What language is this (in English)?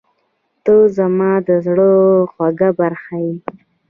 Pashto